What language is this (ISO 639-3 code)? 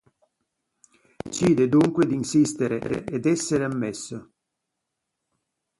ita